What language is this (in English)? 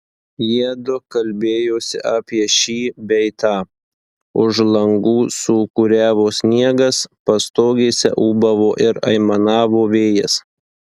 Lithuanian